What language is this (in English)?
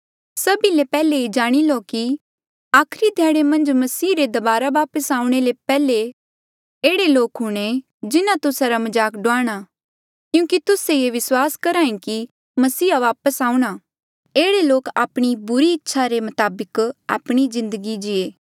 Mandeali